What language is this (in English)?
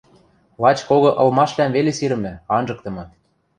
Western Mari